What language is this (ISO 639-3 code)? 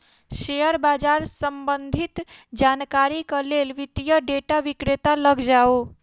mai